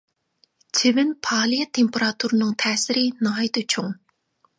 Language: Uyghur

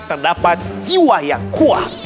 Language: Indonesian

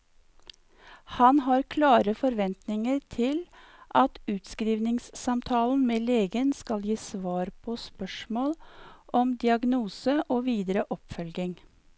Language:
Norwegian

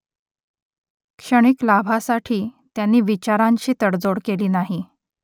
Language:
Marathi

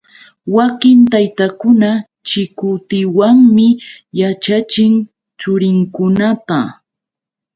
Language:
Yauyos Quechua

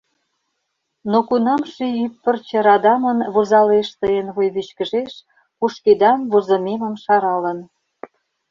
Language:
Mari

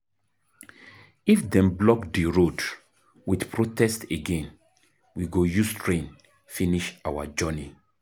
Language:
Nigerian Pidgin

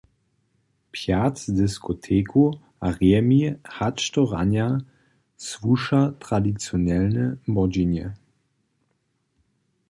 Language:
Upper Sorbian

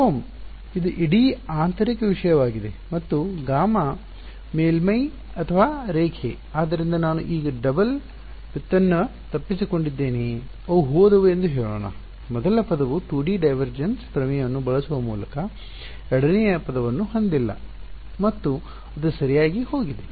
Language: Kannada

